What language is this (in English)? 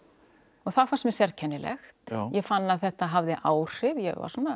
Icelandic